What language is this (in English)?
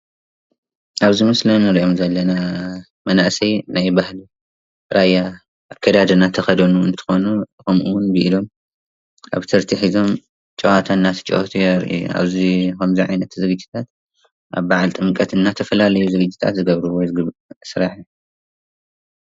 Tigrinya